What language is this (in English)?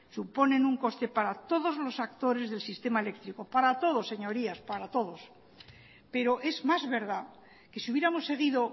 Spanish